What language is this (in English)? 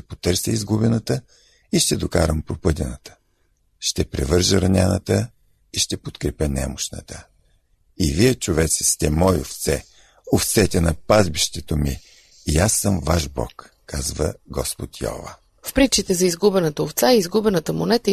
Bulgarian